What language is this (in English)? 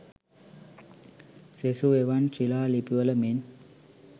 Sinhala